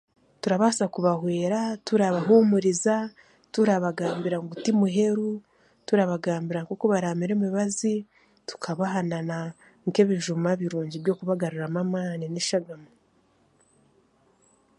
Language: Chiga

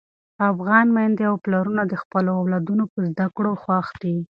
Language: Pashto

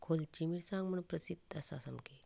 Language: Konkani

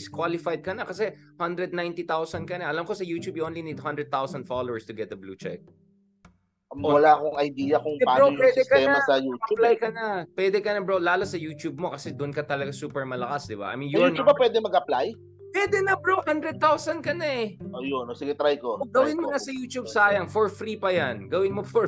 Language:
Filipino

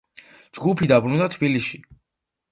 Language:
Georgian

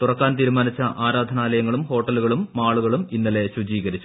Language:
Malayalam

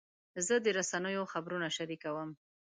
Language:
Pashto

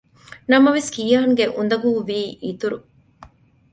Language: Divehi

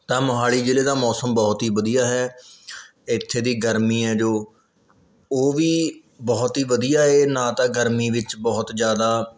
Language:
Punjabi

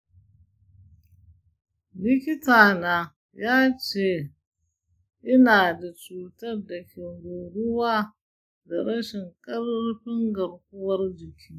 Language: Hausa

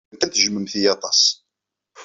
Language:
Kabyle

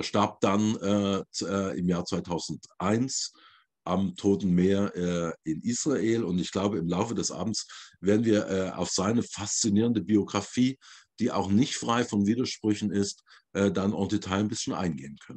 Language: German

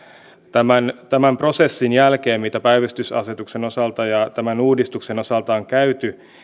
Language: Finnish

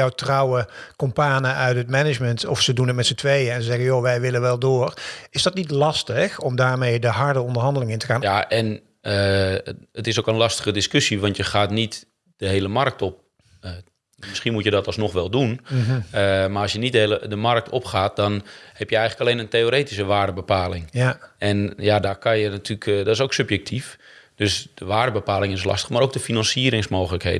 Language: Dutch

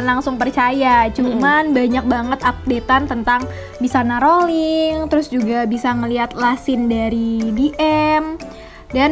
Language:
Indonesian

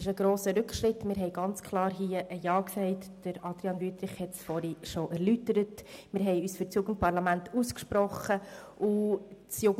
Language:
Swiss German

